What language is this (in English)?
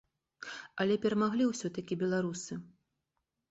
Belarusian